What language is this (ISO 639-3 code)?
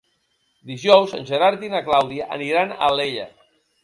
cat